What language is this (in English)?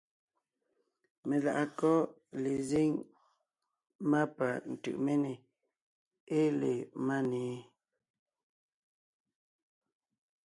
Ngiemboon